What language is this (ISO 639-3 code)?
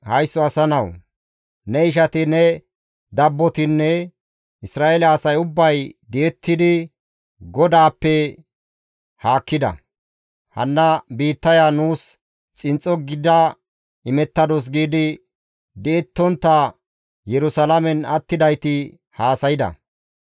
gmv